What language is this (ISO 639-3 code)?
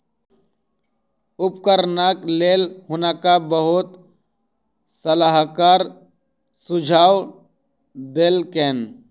mai